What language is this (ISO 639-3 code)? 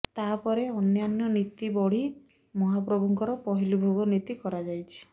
ori